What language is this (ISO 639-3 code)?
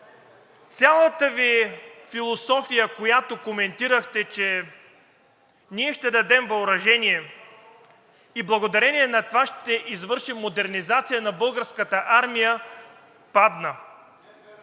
bul